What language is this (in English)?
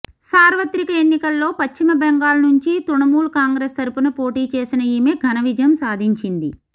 Telugu